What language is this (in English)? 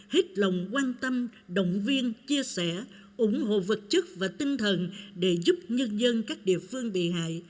Vietnamese